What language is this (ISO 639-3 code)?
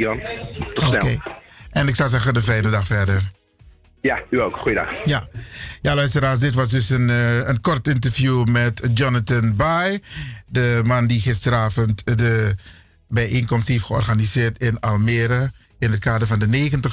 nld